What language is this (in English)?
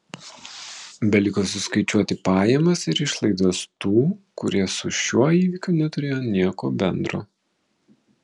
Lithuanian